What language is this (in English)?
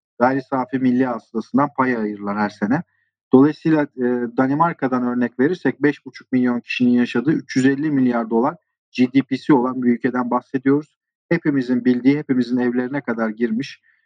Turkish